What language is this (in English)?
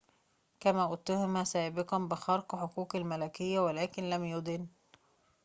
Arabic